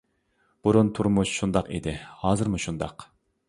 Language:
Uyghur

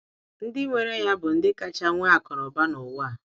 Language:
Igbo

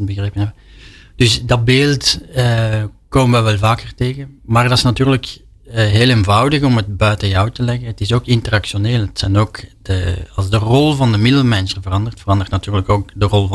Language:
Dutch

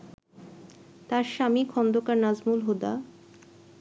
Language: Bangla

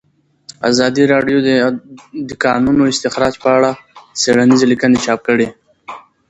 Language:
Pashto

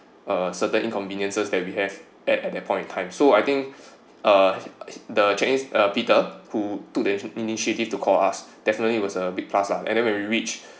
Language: English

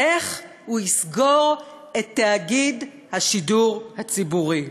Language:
Hebrew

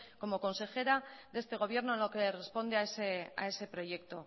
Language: Spanish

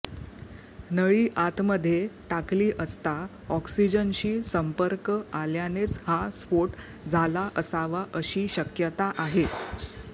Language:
Marathi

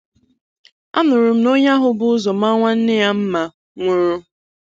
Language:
Igbo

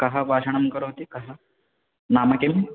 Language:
Sanskrit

